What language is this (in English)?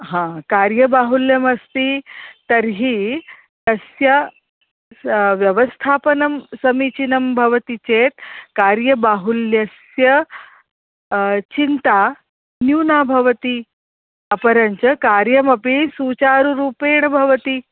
Sanskrit